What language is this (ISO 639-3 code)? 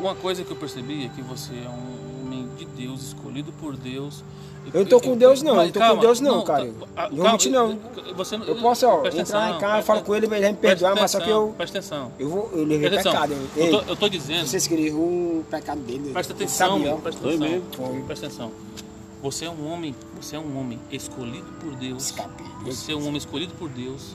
por